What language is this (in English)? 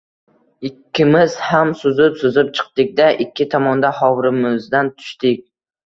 Uzbek